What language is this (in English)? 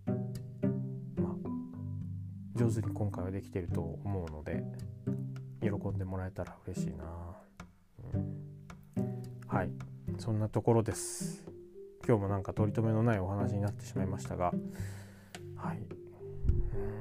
Japanese